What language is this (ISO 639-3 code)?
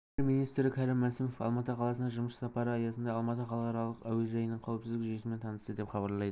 kaz